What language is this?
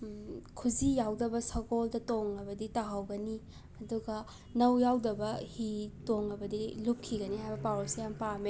Manipuri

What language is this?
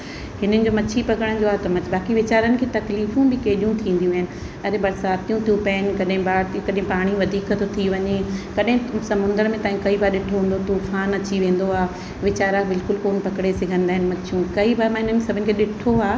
Sindhi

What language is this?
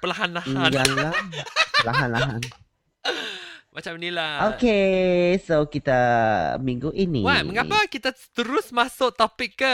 Malay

